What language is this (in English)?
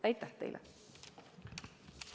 Estonian